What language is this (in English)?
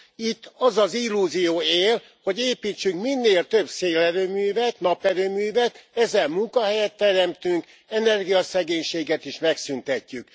Hungarian